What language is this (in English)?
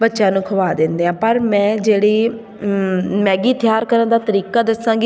Punjabi